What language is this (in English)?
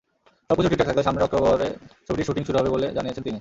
Bangla